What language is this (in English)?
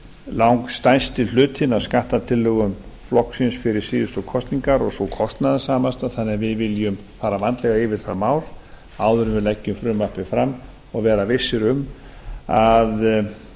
Icelandic